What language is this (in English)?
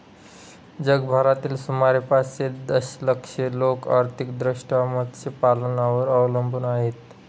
Marathi